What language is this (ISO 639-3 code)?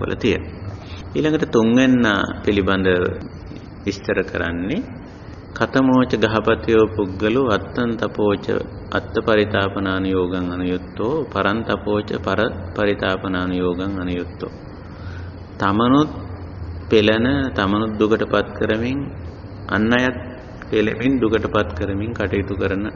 ita